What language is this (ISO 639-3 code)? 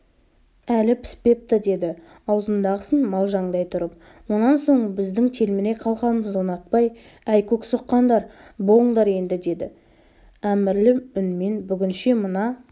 kaz